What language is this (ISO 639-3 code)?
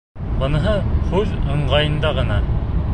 bak